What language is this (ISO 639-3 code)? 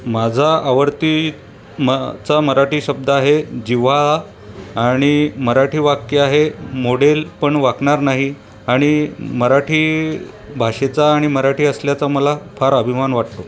mar